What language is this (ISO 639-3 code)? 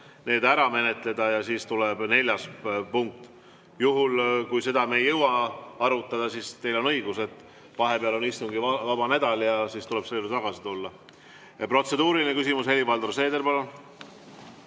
est